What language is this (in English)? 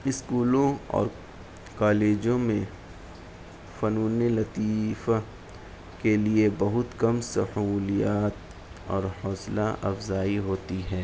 Urdu